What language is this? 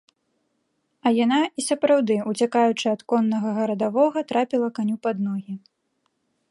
Belarusian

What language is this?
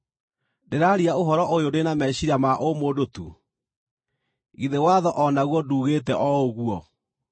Kikuyu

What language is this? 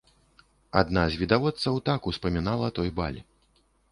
Belarusian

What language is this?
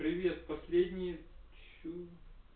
Russian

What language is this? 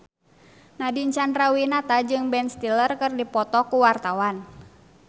Sundanese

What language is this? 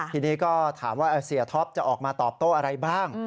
Thai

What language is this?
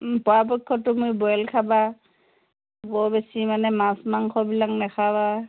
Assamese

